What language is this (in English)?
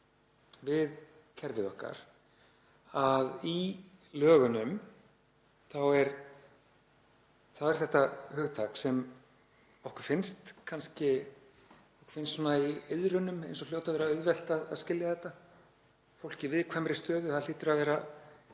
Icelandic